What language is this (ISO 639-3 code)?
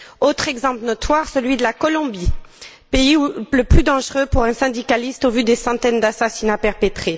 fra